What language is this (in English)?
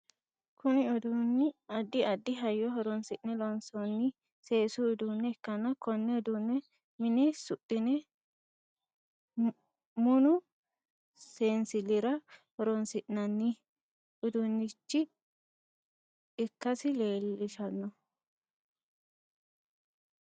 Sidamo